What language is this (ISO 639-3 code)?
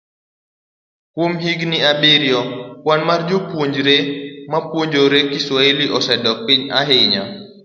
luo